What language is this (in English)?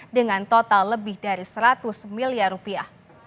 Indonesian